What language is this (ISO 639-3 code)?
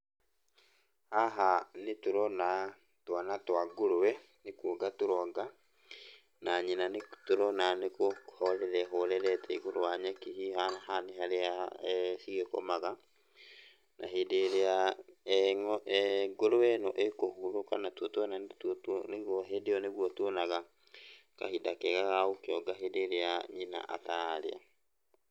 kik